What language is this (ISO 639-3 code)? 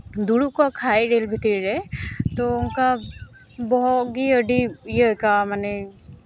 sat